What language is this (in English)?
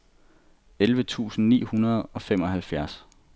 Danish